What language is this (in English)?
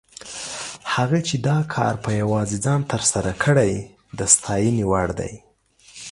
Pashto